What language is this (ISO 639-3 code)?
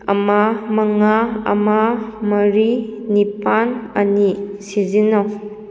mni